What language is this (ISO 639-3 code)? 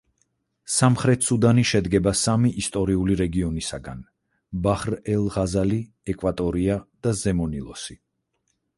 kat